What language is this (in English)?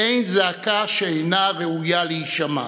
Hebrew